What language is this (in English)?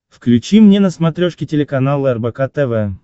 Russian